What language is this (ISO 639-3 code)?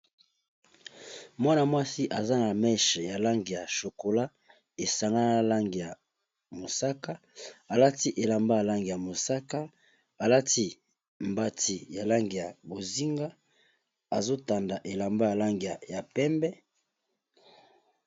lin